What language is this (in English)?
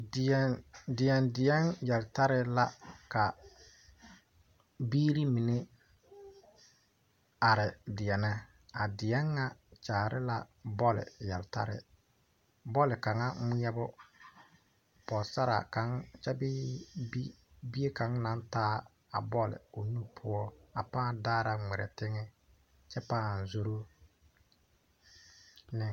Southern Dagaare